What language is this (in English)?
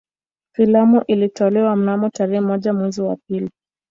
Swahili